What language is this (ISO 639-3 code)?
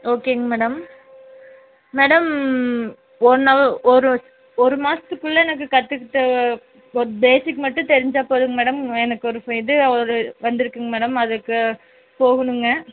tam